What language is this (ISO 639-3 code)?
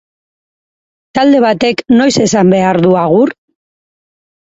eus